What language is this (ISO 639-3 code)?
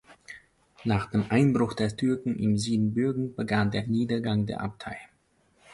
deu